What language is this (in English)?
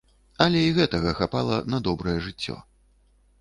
Belarusian